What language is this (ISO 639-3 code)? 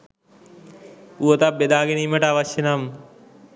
sin